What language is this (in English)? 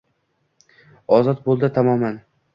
Uzbek